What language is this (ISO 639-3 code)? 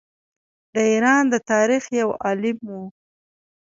pus